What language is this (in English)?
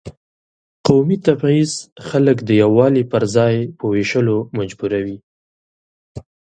Pashto